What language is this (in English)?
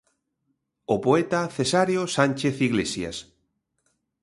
Galician